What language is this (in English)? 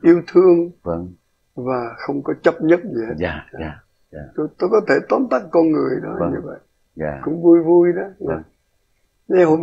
Vietnamese